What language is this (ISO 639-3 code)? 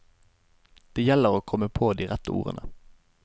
nor